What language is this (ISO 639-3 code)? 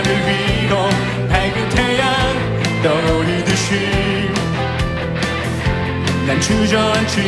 kor